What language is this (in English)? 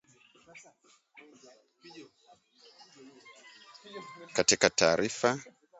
Swahili